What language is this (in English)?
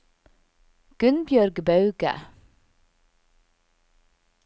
Norwegian